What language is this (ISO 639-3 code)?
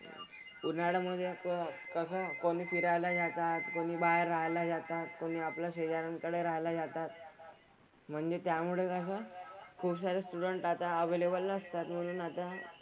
mar